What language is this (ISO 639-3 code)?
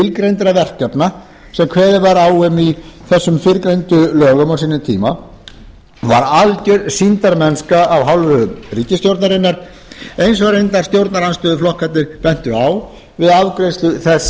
isl